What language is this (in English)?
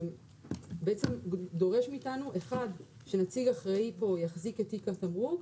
Hebrew